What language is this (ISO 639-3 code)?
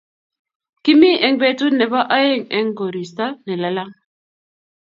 kln